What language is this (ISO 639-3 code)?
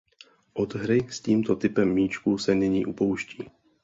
ces